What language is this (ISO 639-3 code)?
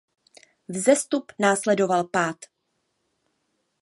ces